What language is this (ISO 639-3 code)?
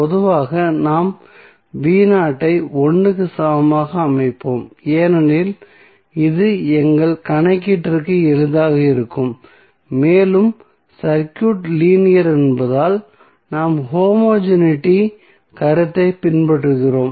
tam